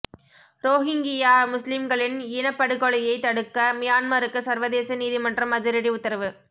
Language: Tamil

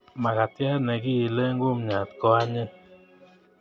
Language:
Kalenjin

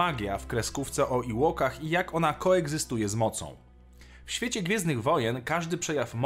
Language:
Polish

